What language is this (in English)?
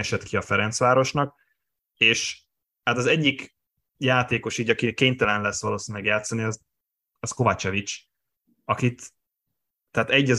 Hungarian